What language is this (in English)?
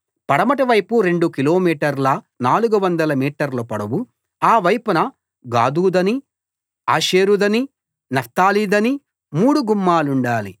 Telugu